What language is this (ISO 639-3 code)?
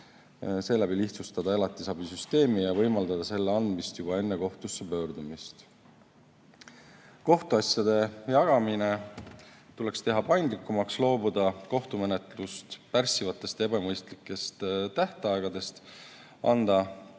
est